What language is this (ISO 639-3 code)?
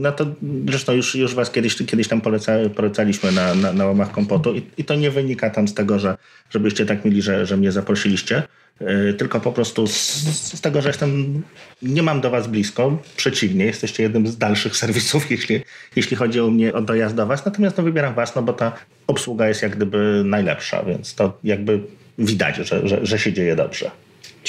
pol